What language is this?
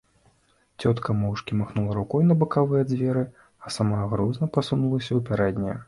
Belarusian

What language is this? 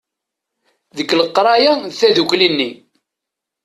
Kabyle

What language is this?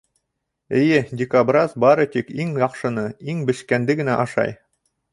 Bashkir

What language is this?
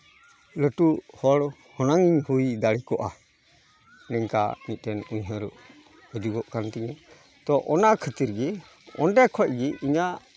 Santali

